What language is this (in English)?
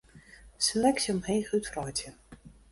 Western Frisian